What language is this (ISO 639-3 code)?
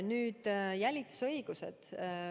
est